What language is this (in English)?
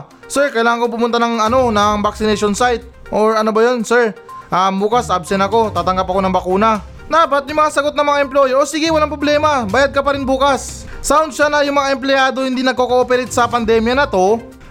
Filipino